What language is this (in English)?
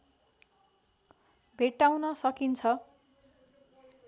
Nepali